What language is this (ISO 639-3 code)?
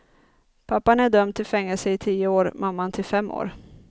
swe